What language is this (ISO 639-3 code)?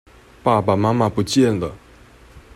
zho